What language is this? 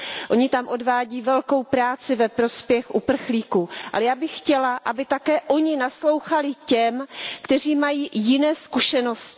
Czech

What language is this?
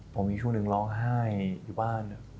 Thai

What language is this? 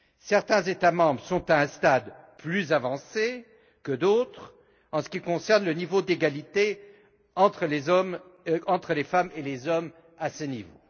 French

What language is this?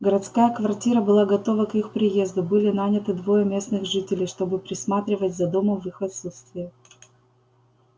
Russian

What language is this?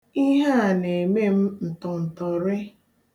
Igbo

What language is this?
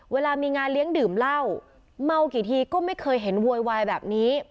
Thai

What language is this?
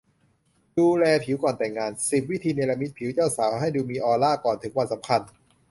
Thai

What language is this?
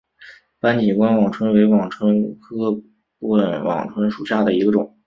Chinese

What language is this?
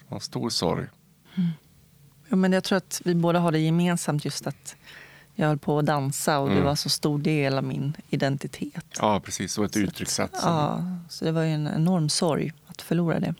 Swedish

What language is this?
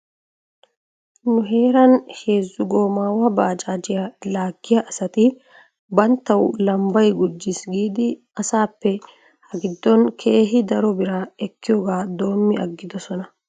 Wolaytta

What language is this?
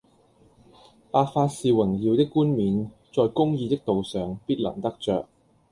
Cantonese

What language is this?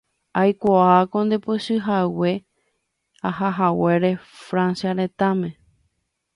Guarani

